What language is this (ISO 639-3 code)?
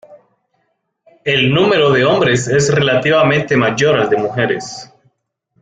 spa